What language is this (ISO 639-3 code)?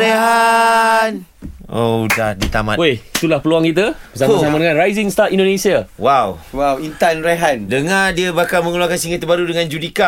msa